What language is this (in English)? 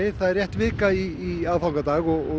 Icelandic